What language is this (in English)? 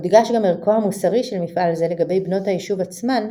Hebrew